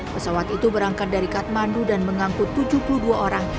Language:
Indonesian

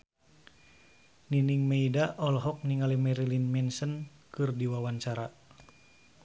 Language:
Sundanese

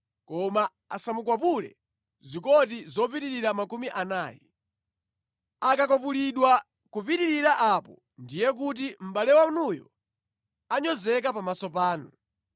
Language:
Nyanja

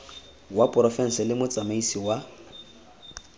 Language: Tswana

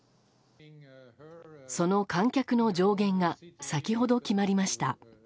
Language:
Japanese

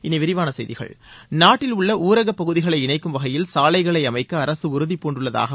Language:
Tamil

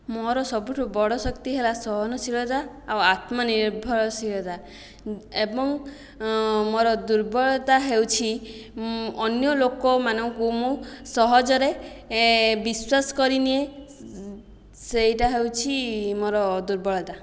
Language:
Odia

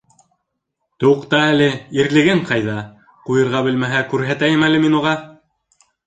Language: Bashkir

